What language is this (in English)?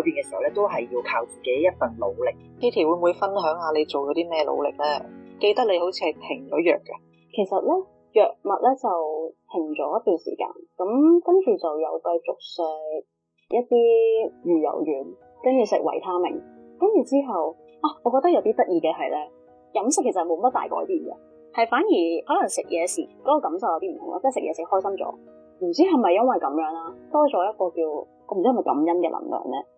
Chinese